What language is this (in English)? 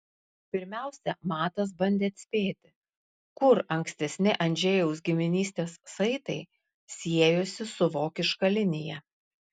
Lithuanian